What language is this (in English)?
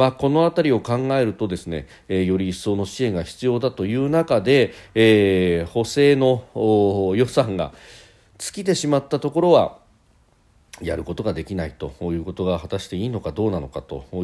Japanese